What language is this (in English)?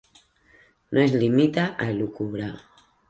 Catalan